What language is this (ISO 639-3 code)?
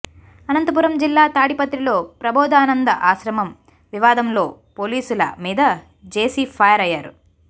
tel